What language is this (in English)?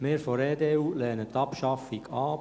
Swiss German